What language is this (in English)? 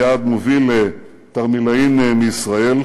Hebrew